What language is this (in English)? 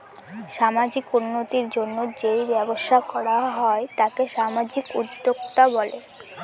Bangla